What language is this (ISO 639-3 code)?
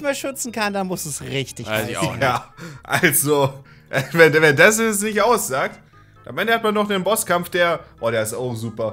deu